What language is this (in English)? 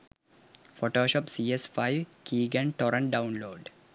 Sinhala